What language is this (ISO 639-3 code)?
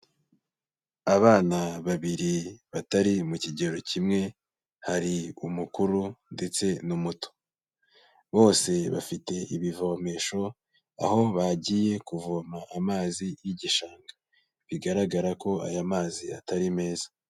kin